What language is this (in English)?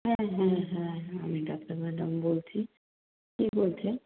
Bangla